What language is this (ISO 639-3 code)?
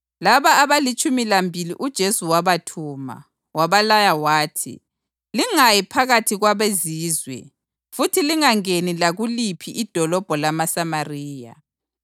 nde